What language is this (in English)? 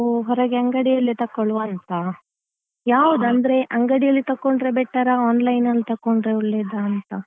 Kannada